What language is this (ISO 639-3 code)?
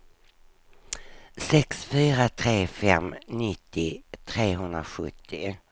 swe